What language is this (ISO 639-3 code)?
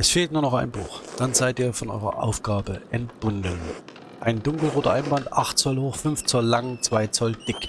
deu